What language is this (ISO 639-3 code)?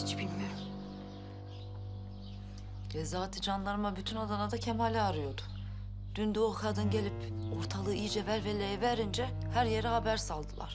tur